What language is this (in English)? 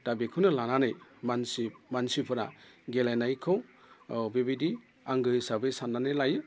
Bodo